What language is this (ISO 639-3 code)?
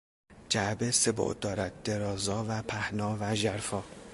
fas